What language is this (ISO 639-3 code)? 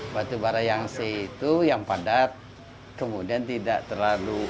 ind